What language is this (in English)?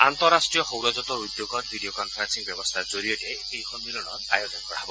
Assamese